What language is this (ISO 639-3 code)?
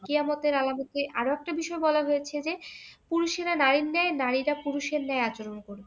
ben